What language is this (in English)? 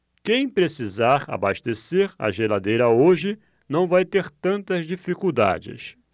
Portuguese